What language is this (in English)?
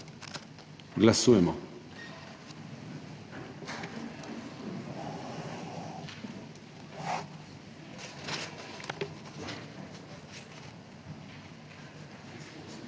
Slovenian